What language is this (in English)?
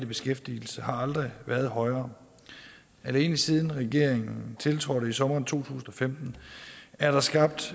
Danish